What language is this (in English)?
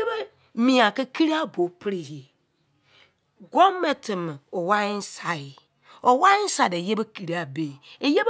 Izon